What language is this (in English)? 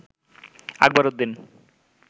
Bangla